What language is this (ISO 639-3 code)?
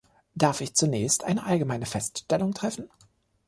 deu